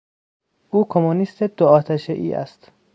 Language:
Persian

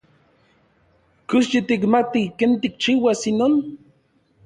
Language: Orizaba Nahuatl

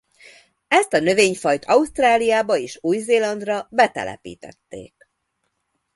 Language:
Hungarian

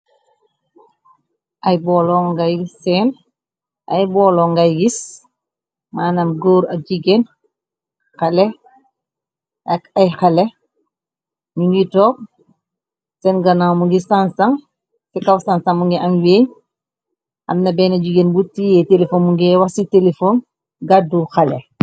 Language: Wolof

